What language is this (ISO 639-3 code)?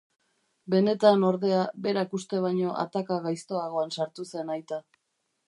eus